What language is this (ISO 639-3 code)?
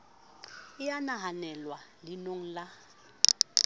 sot